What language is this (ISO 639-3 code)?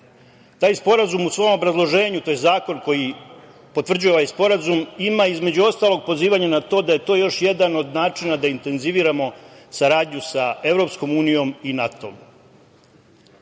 srp